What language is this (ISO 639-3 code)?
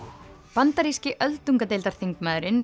isl